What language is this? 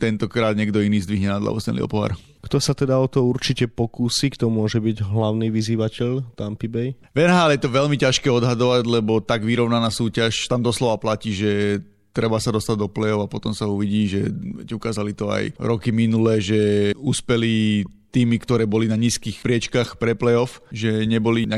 Slovak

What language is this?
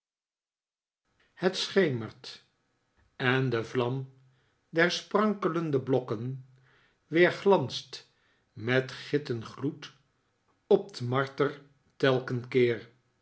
Dutch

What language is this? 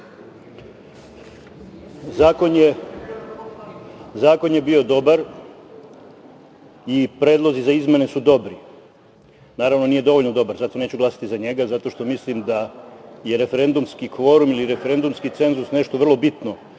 Serbian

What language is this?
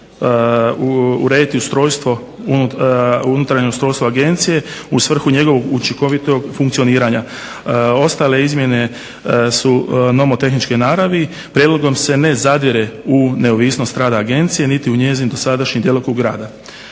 Croatian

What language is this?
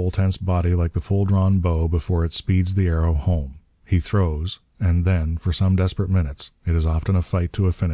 English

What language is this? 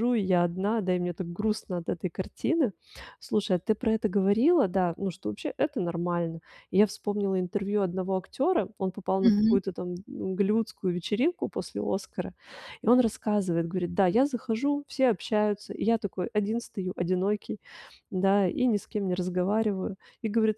Russian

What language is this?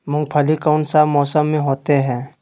Magahi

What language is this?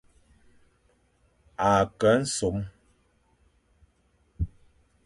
Fang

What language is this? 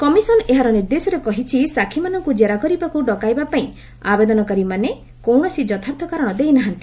Odia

